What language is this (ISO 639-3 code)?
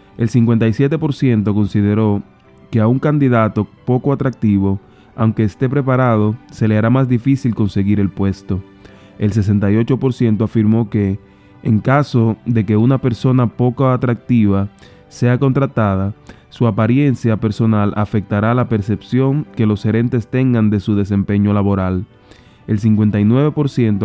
spa